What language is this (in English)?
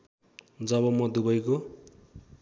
Nepali